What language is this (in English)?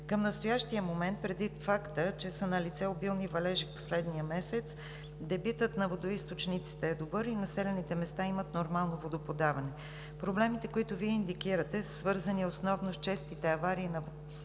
Bulgarian